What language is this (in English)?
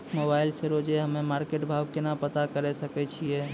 Maithili